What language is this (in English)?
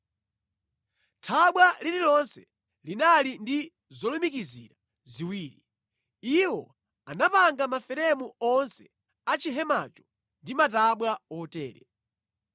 Nyanja